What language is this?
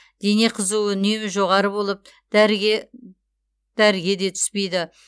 Kazakh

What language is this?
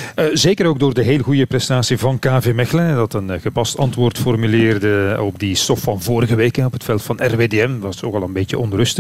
Dutch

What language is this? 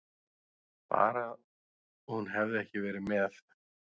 Icelandic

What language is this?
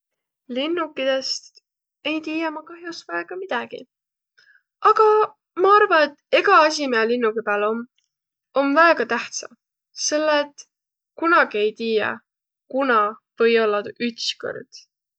Võro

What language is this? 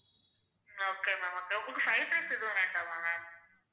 Tamil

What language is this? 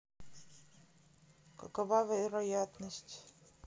Russian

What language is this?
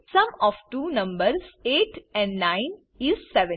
Gujarati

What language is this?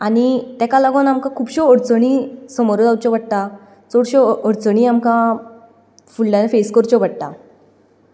Konkani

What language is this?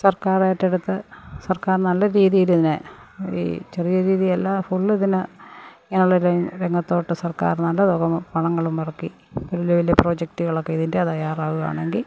Malayalam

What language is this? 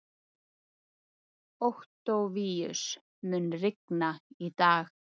Icelandic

